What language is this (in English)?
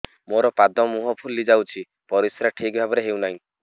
Odia